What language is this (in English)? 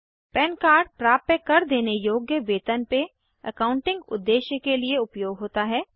Hindi